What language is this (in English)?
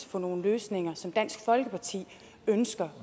Danish